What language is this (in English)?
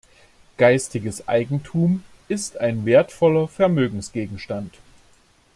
German